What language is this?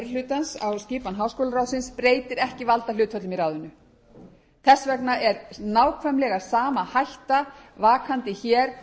Icelandic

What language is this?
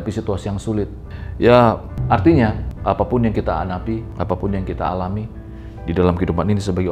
Indonesian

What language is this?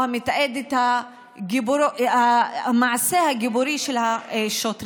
Hebrew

